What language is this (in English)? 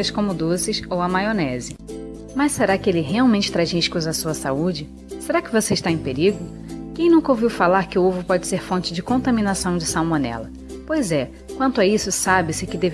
Portuguese